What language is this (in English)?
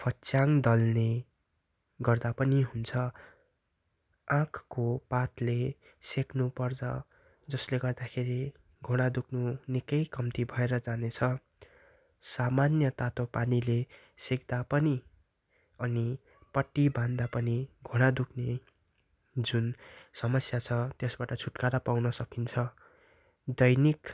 Nepali